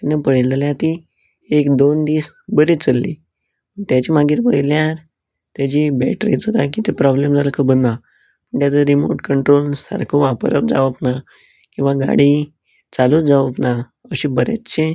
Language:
Konkani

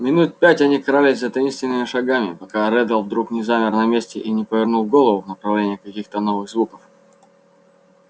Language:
Russian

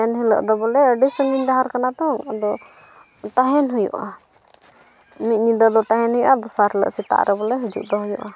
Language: Santali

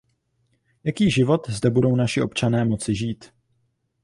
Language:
Czech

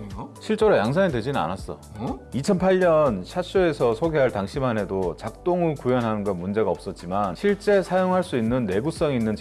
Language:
Korean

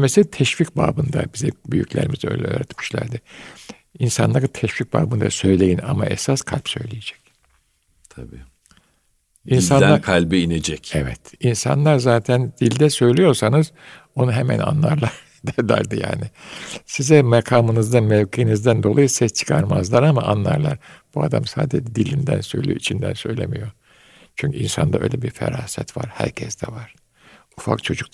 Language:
Turkish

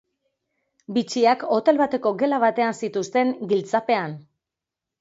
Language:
Basque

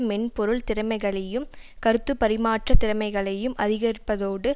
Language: Tamil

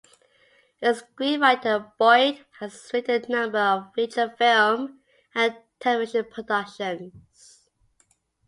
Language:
English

